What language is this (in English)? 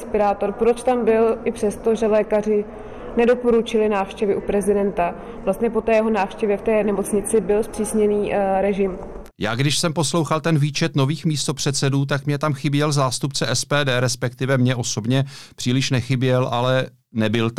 Czech